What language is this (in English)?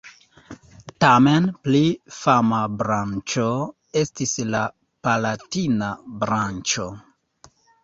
Esperanto